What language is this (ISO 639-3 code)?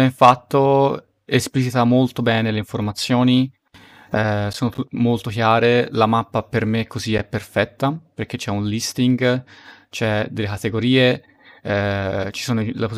ita